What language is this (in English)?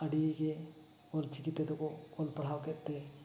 Santali